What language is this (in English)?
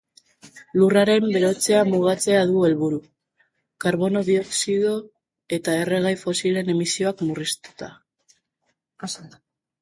Basque